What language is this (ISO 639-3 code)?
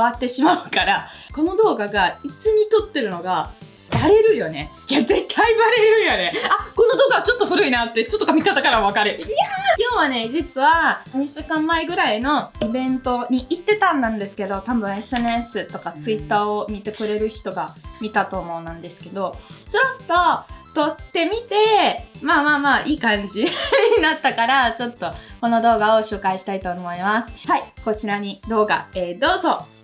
jpn